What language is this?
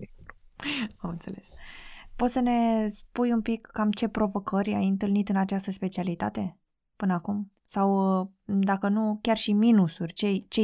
Romanian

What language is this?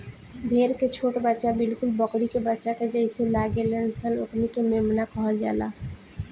Bhojpuri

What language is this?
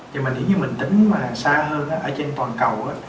Vietnamese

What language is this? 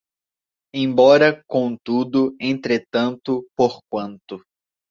Portuguese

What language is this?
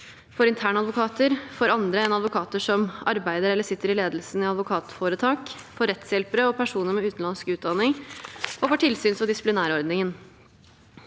Norwegian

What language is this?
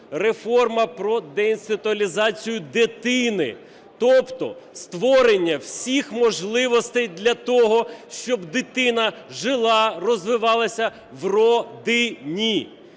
Ukrainian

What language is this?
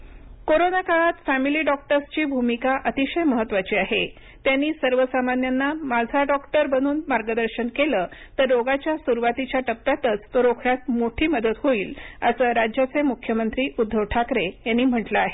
Marathi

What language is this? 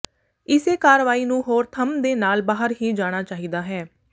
Punjabi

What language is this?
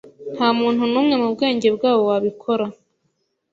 Kinyarwanda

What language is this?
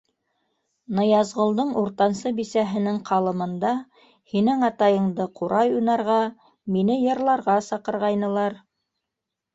Bashkir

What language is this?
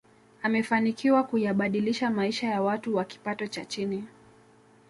Swahili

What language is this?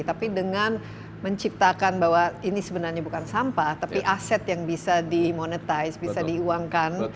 Indonesian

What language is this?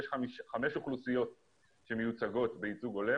Hebrew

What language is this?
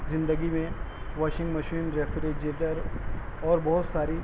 Urdu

